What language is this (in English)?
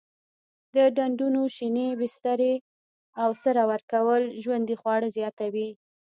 Pashto